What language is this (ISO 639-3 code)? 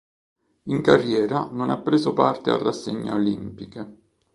ita